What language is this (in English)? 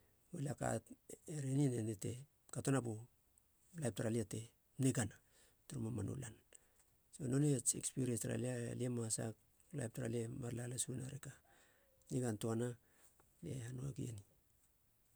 Halia